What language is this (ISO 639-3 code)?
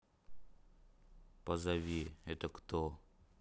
rus